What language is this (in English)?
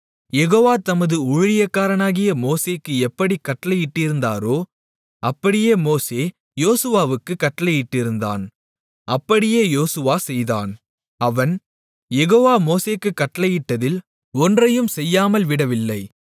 Tamil